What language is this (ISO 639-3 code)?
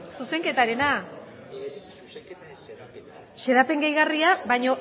eus